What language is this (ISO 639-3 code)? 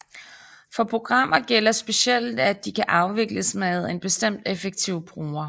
dan